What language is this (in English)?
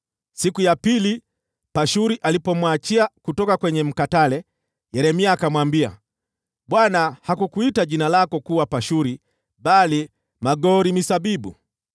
Swahili